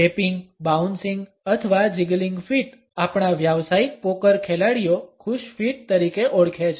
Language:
Gujarati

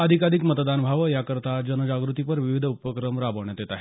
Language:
Marathi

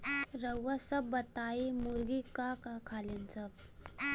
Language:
Bhojpuri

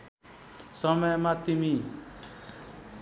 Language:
Nepali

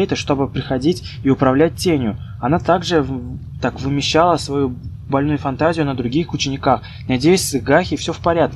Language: Russian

